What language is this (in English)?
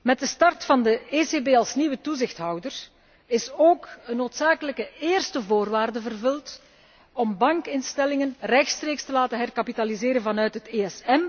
Dutch